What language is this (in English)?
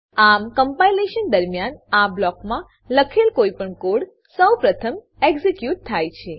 Gujarati